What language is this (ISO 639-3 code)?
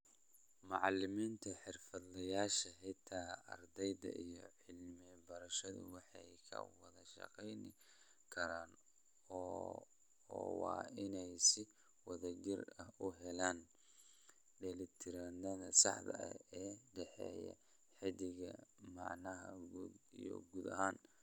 som